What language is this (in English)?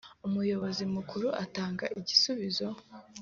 Kinyarwanda